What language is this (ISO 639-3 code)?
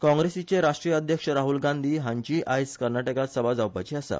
kok